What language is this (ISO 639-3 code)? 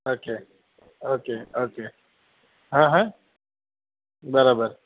guj